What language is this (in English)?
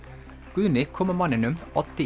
Icelandic